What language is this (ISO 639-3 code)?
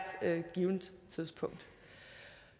dan